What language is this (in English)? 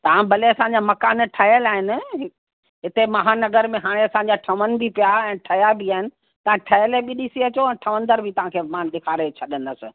Sindhi